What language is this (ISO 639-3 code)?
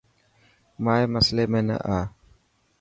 mki